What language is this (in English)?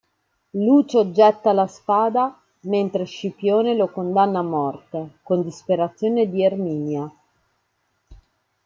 Italian